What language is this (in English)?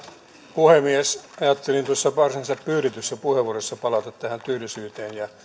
Finnish